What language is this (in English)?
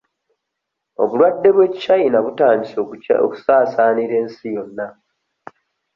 Ganda